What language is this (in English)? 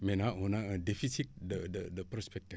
Wolof